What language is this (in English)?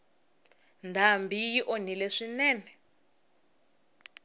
Tsonga